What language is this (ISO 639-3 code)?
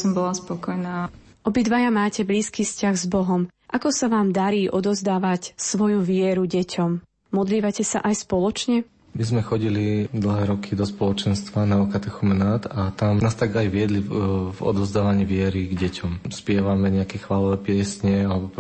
slk